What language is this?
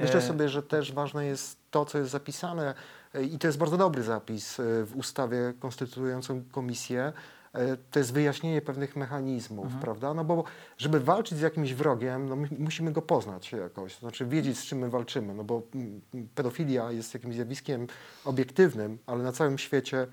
Polish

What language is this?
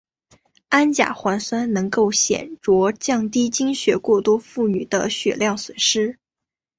Chinese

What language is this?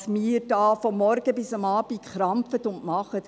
Swiss German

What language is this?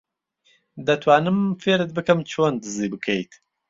Central Kurdish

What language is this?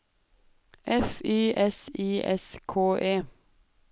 Norwegian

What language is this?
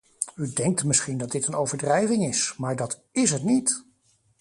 Dutch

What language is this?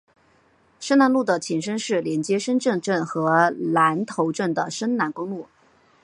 Chinese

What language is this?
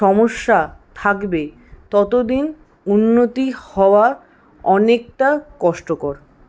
Bangla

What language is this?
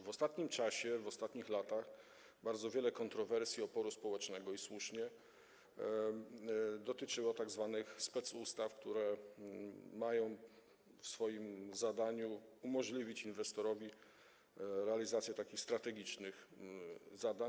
Polish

